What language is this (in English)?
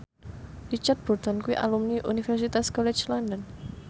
Javanese